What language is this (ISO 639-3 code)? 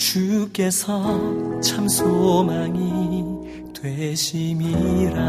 kor